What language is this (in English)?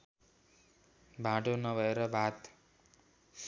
Nepali